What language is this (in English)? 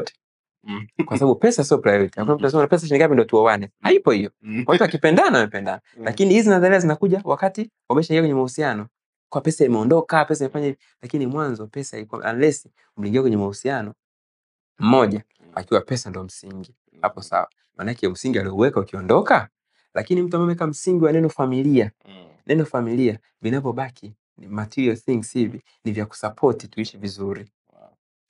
Swahili